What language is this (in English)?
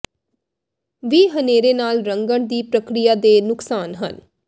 Punjabi